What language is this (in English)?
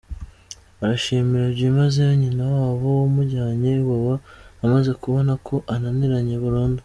Kinyarwanda